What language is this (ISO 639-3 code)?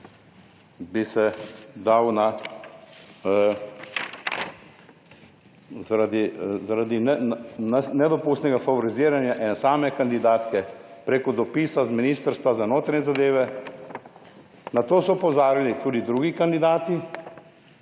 slv